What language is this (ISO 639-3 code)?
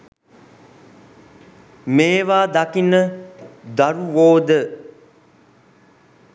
sin